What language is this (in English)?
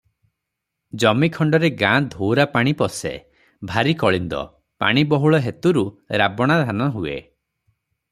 Odia